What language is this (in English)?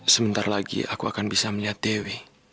Indonesian